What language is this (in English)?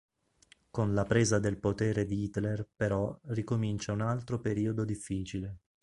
Italian